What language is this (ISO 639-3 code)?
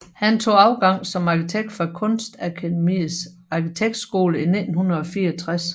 dan